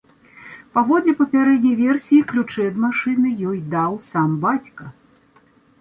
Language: Belarusian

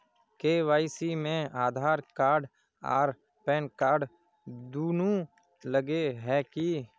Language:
Magahi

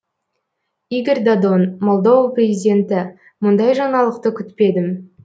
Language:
Kazakh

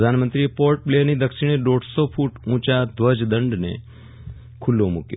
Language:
Gujarati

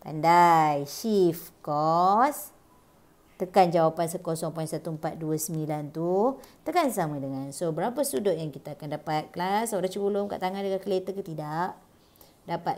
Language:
Malay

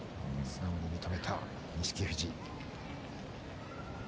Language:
Japanese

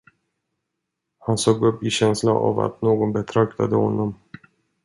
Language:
Swedish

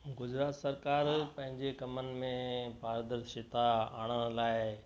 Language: Sindhi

